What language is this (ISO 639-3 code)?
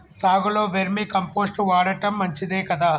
tel